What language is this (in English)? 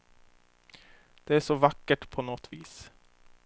Swedish